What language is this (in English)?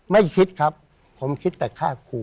Thai